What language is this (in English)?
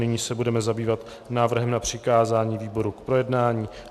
Czech